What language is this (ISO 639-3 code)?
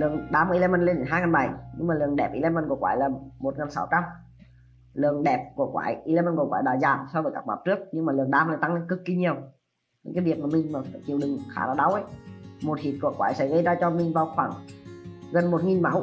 vie